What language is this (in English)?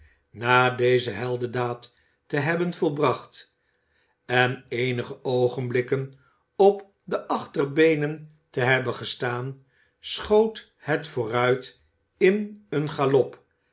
Dutch